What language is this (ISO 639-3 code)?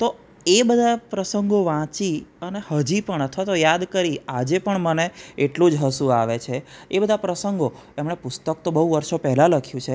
guj